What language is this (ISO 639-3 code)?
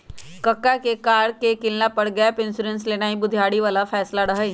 mag